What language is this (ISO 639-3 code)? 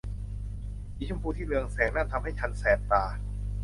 tha